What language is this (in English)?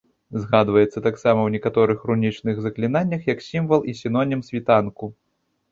Belarusian